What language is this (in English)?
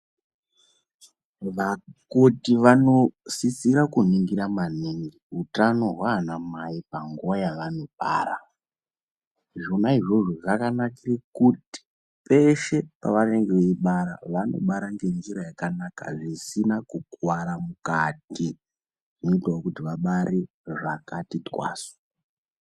Ndau